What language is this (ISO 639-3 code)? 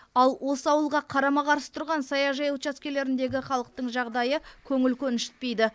kaz